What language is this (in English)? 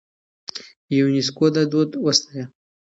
Pashto